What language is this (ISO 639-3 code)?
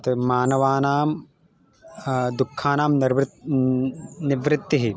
san